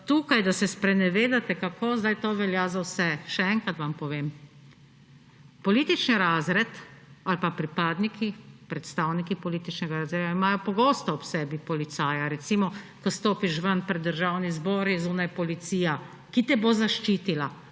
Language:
Slovenian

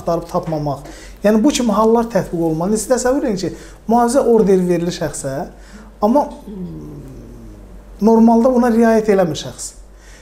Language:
Turkish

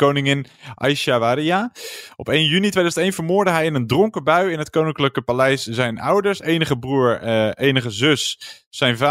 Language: Dutch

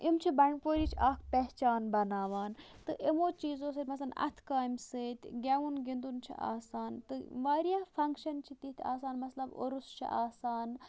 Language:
Kashmiri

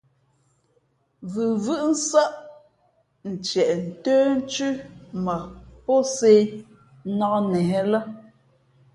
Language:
Fe'fe'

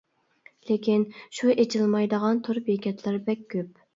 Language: Uyghur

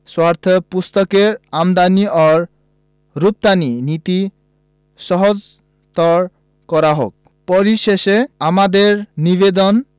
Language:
Bangla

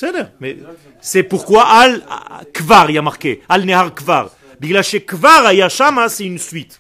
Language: French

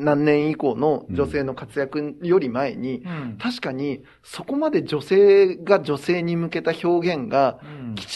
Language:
Japanese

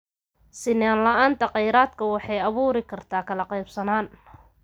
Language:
Somali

